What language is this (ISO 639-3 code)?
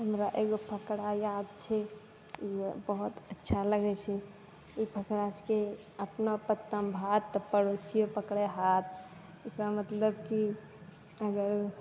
mai